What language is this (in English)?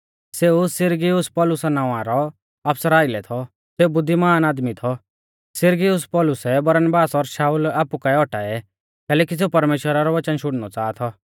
Mahasu Pahari